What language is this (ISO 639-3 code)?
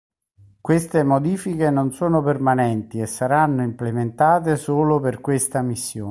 ita